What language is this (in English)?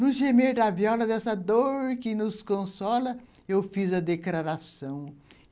Portuguese